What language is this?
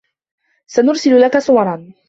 Arabic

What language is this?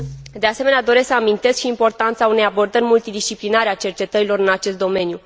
Romanian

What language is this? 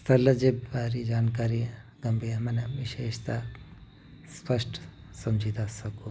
Sindhi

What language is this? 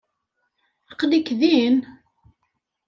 Kabyle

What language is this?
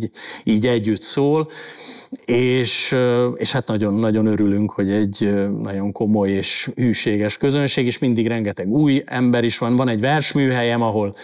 Hungarian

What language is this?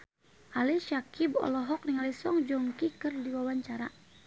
Sundanese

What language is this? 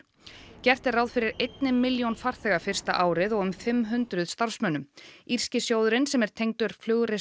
Icelandic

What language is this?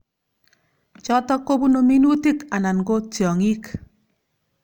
Kalenjin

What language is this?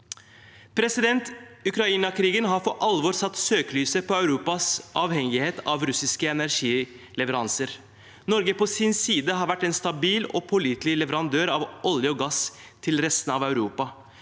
Norwegian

